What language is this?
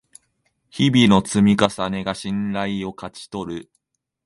Japanese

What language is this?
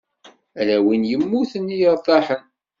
Kabyle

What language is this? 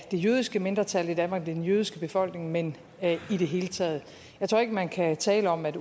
Danish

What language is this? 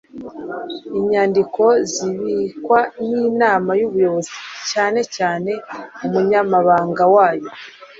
Kinyarwanda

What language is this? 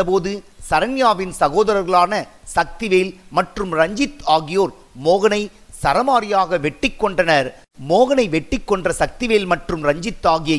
Tamil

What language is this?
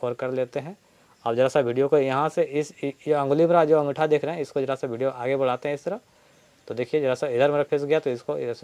Hindi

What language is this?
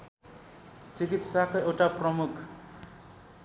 Nepali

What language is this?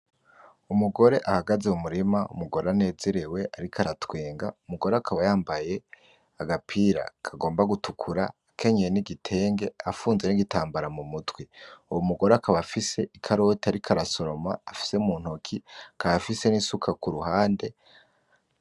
Rundi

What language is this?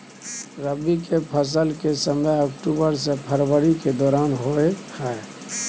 Maithili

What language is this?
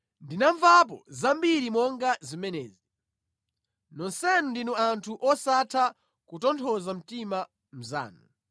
Nyanja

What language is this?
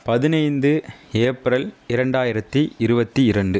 Tamil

